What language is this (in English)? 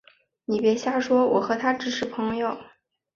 Chinese